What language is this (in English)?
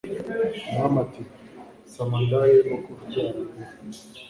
Kinyarwanda